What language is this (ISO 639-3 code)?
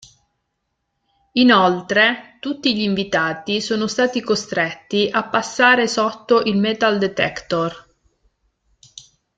ita